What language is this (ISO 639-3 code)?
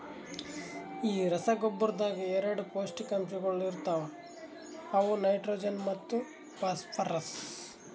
kan